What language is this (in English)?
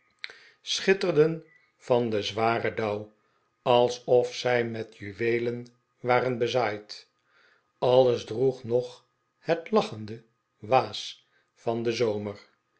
Dutch